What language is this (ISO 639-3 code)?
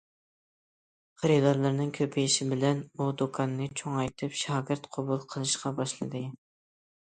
uig